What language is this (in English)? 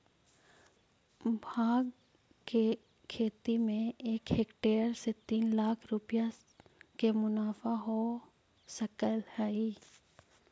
Magahi